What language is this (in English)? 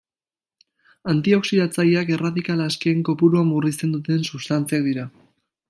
Basque